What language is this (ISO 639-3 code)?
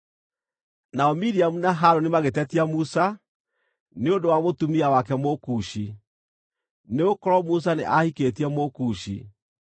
kik